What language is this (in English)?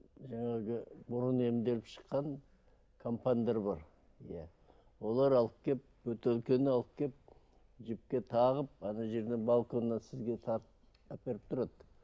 Kazakh